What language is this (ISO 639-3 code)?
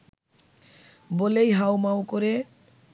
ben